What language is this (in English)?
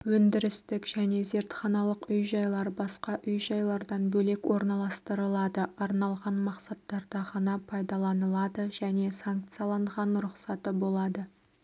Kazakh